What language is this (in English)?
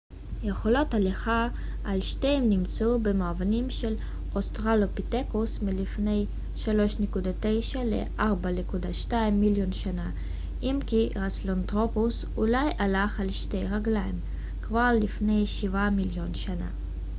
Hebrew